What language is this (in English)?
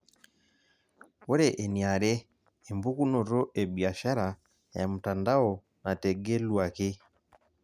Masai